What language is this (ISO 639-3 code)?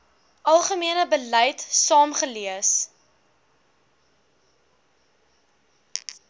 afr